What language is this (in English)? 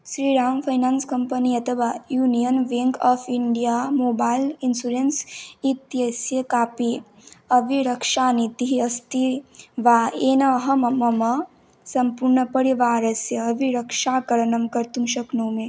Sanskrit